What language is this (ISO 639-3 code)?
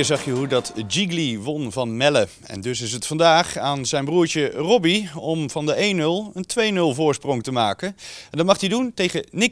nld